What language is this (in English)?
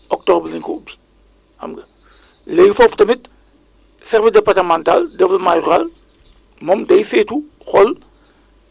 Wolof